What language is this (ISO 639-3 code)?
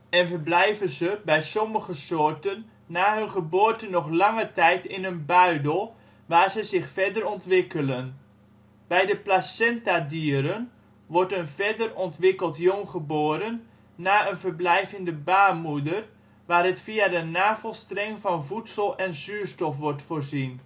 nld